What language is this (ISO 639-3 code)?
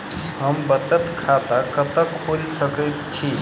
mai